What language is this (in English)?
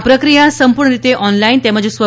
Gujarati